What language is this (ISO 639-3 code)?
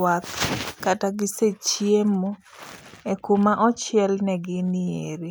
luo